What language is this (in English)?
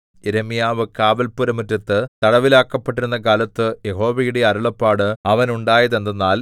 Malayalam